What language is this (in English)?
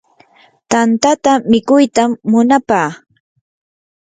Yanahuanca Pasco Quechua